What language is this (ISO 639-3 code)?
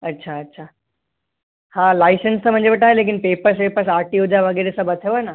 snd